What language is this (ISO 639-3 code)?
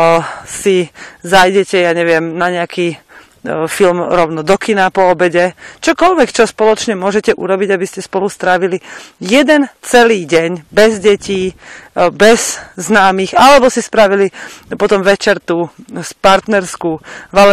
slk